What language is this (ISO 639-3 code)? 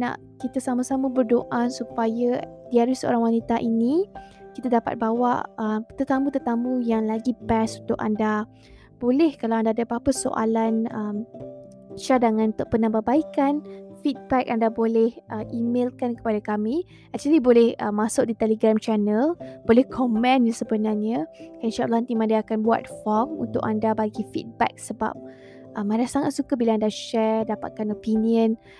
msa